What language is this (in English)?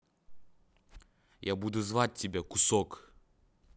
Russian